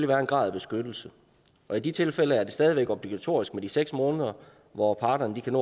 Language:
Danish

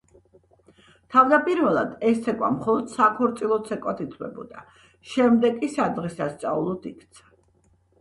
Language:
Georgian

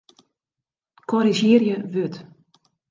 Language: Western Frisian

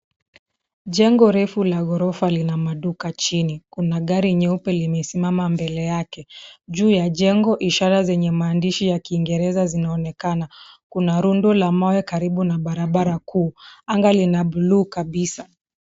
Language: Swahili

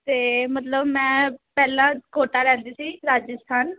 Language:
Punjabi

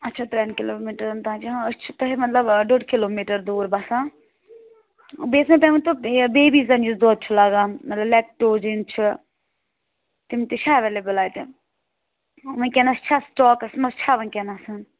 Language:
Kashmiri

